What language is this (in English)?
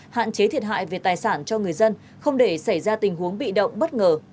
Vietnamese